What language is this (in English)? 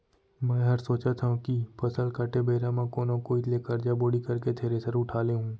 Chhattisgarhi